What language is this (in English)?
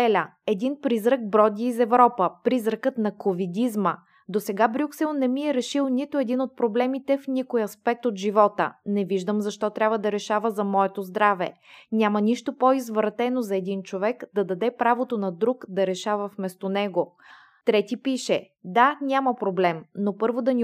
Bulgarian